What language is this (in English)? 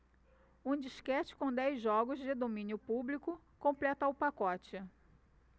Portuguese